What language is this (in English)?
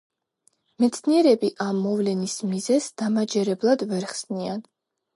Georgian